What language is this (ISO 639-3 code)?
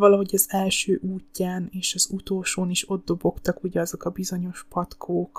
hun